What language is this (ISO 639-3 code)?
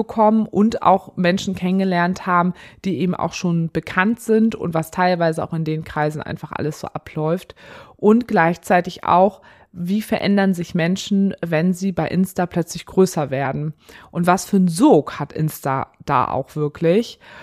deu